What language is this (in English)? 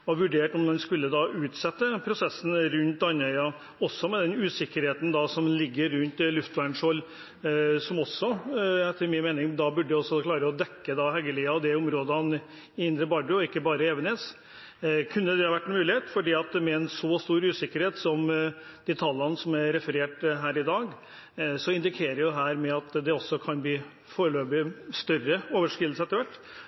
Norwegian Bokmål